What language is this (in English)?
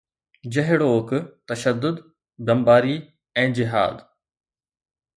Sindhi